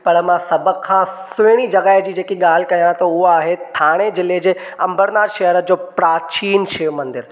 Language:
Sindhi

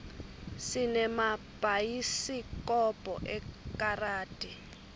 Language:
Swati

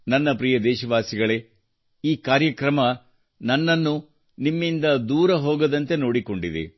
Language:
Kannada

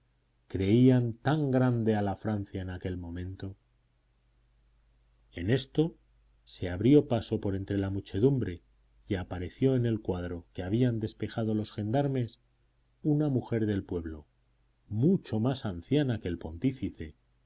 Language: Spanish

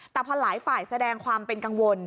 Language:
Thai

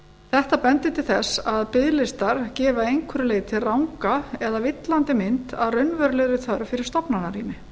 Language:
Icelandic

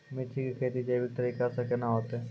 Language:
Maithili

